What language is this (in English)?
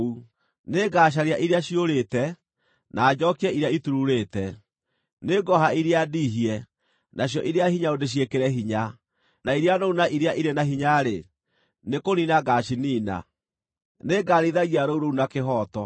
Kikuyu